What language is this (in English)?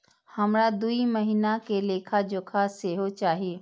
Maithili